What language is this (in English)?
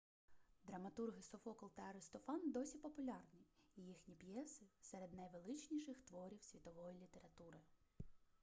Ukrainian